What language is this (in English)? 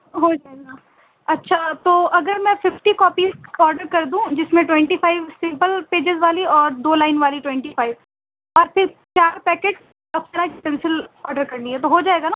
Urdu